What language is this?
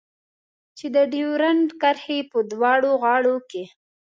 Pashto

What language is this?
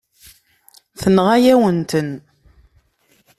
Kabyle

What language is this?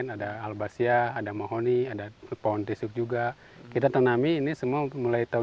Indonesian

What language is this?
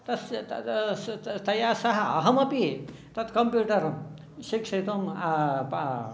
Sanskrit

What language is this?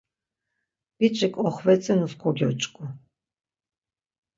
Laz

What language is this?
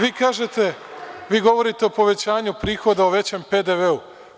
Serbian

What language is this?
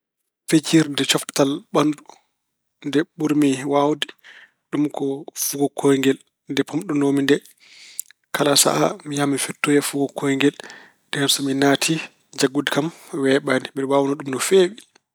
Fula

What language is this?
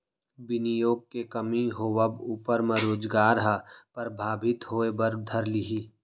Chhattisgarhi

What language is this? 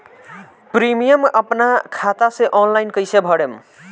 Bhojpuri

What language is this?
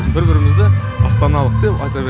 Kazakh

